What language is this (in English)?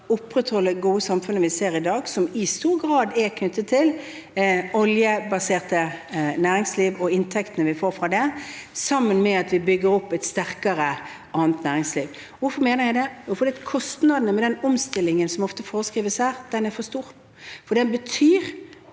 Norwegian